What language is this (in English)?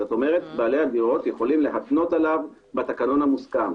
Hebrew